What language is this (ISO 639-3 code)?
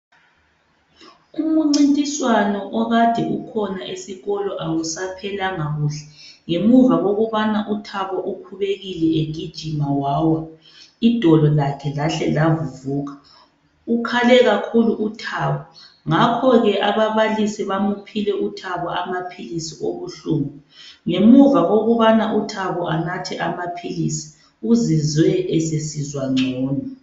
nde